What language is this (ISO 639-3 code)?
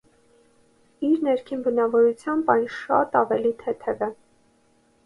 hye